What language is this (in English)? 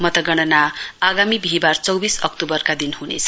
Nepali